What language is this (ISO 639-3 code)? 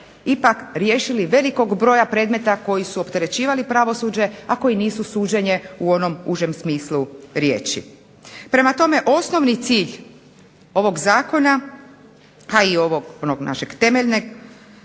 hrv